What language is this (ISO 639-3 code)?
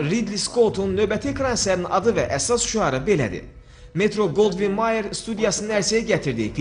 tur